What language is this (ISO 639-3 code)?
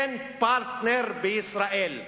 heb